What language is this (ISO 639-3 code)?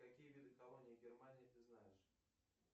rus